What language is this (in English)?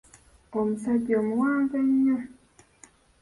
Ganda